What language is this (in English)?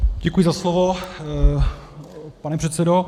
Czech